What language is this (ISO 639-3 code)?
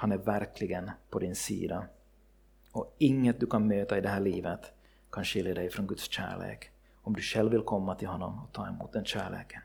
swe